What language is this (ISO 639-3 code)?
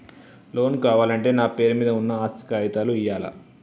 tel